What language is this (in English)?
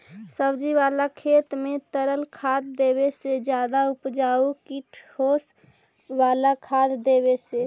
Magahi